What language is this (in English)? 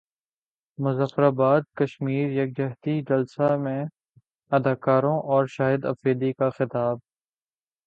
Urdu